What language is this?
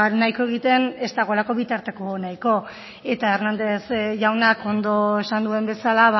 Basque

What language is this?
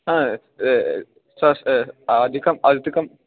Sanskrit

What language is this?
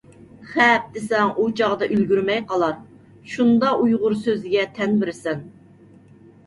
Uyghur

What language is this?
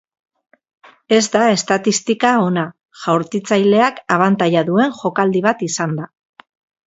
Basque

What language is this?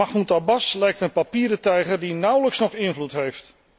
Dutch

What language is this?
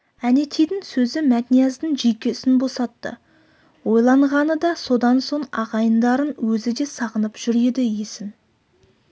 Kazakh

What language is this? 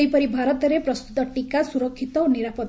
Odia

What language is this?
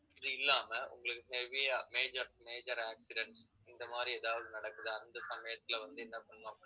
Tamil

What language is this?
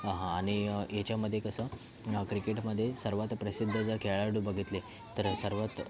Marathi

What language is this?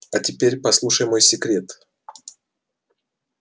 Russian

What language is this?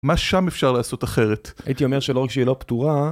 Hebrew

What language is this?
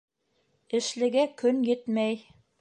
Bashkir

